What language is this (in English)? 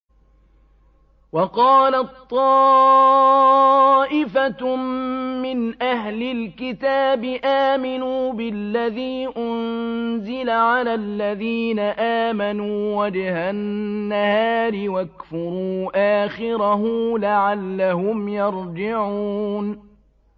Arabic